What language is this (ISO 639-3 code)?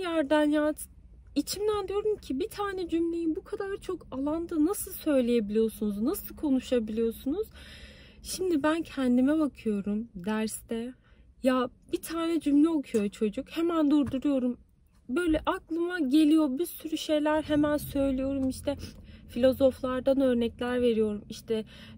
tur